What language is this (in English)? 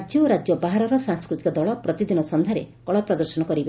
Odia